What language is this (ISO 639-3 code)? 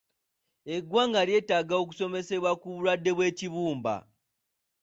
lug